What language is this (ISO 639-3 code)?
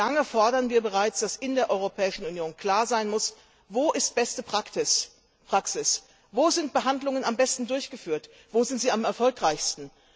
deu